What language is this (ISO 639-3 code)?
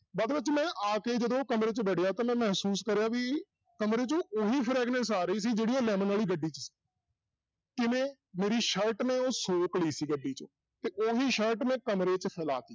pan